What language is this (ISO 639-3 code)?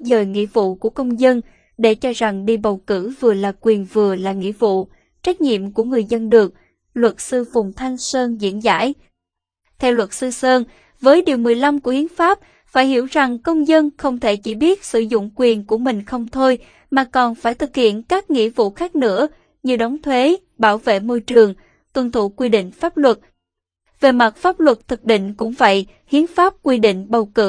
vie